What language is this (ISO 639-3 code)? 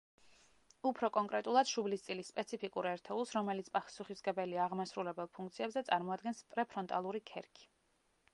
kat